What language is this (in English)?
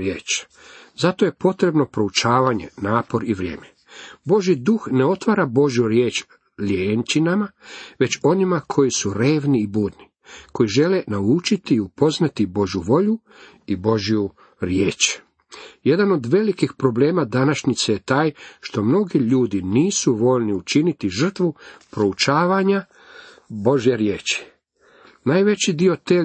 Croatian